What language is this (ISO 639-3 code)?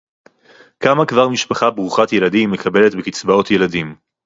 heb